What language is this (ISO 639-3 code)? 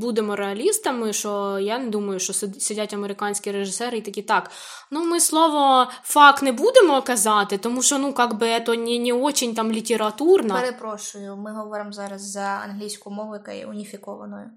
ukr